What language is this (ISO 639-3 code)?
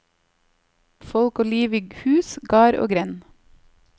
nor